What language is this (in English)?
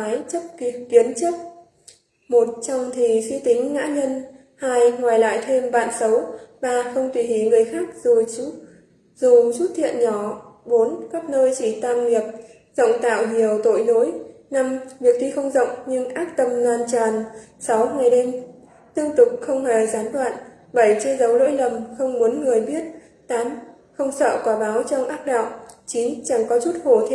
Vietnamese